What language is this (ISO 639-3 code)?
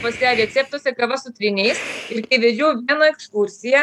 lit